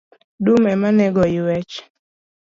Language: Luo (Kenya and Tanzania)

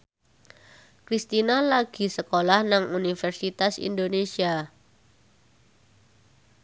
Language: Javanese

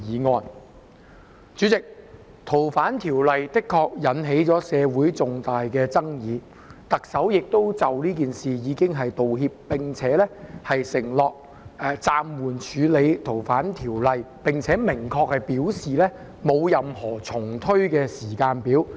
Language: Cantonese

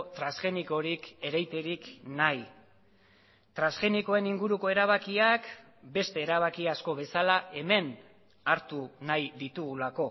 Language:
Basque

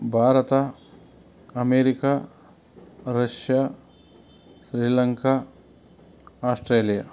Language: Kannada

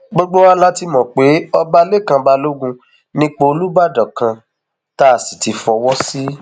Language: Yoruba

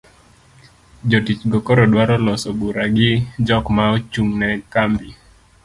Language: Luo (Kenya and Tanzania)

